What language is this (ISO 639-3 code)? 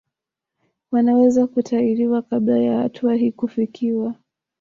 swa